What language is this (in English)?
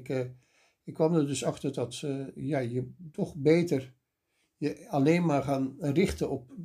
Dutch